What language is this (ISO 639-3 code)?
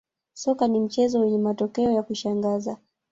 swa